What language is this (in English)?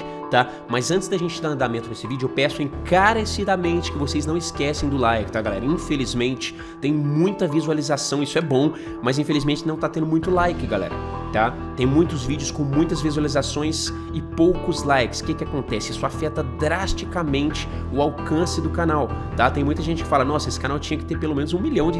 Portuguese